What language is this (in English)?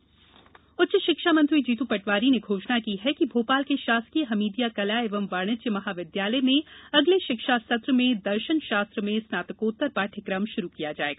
Hindi